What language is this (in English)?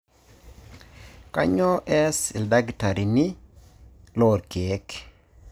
Masai